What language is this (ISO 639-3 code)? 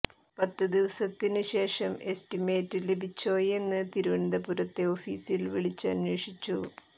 mal